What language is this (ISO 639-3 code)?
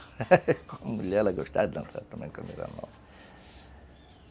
por